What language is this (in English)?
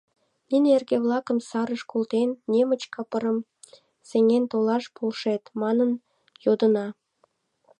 Mari